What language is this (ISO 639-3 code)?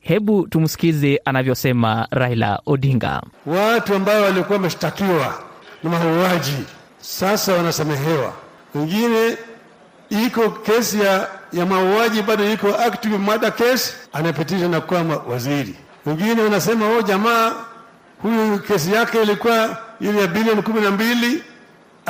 swa